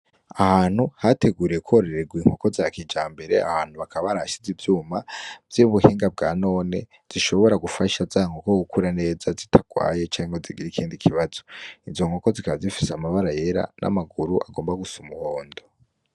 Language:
Rundi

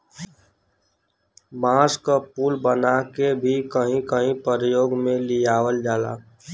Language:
Bhojpuri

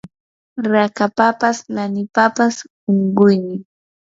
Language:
Yanahuanca Pasco Quechua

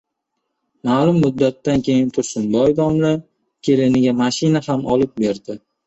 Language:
Uzbek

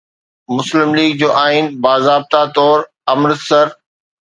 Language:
Sindhi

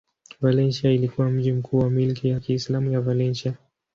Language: Swahili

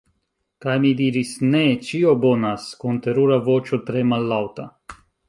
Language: Esperanto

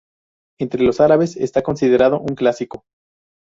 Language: Spanish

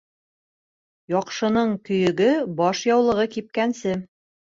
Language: Bashkir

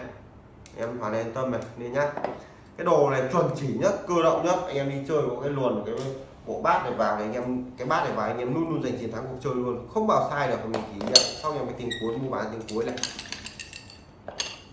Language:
Vietnamese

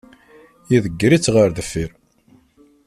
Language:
Kabyle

